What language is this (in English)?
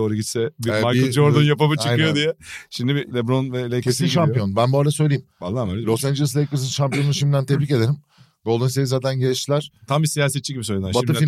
Turkish